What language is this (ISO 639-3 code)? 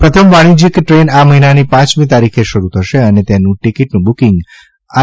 guj